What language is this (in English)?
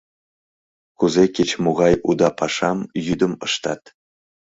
Mari